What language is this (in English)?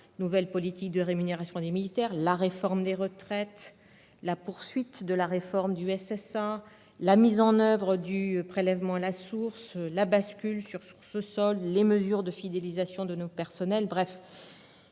French